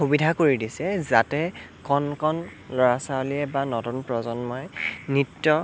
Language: Assamese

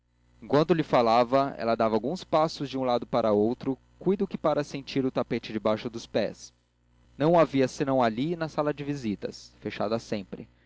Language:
Portuguese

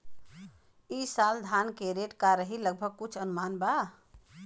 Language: Bhojpuri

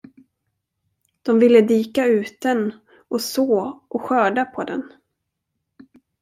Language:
Swedish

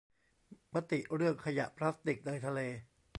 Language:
Thai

